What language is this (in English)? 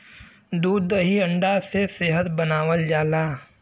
Bhojpuri